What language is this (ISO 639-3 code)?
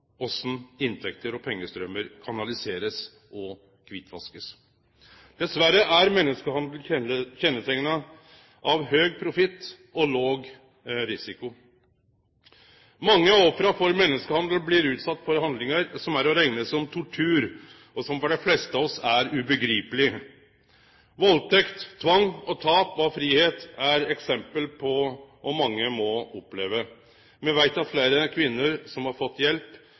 nno